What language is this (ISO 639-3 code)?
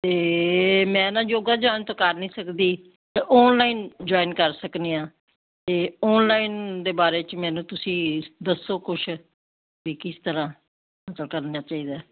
pan